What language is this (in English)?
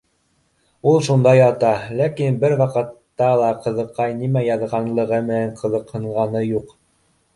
Bashkir